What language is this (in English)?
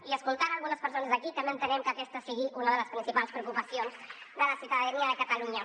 Catalan